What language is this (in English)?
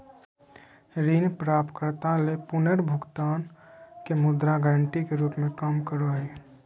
Magahi